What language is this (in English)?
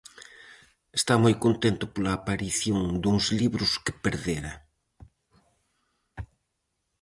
Galician